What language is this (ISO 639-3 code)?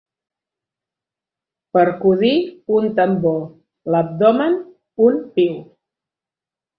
cat